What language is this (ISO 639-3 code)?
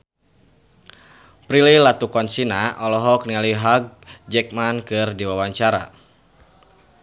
sun